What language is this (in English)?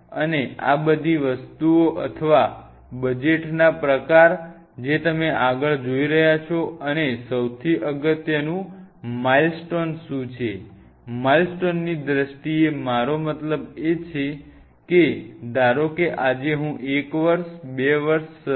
Gujarati